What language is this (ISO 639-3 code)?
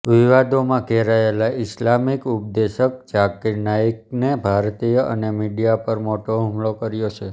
guj